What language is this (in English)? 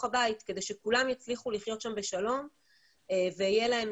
Hebrew